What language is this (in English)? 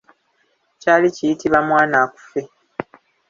Ganda